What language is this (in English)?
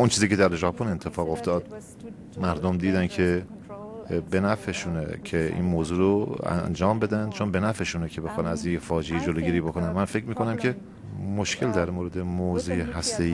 Persian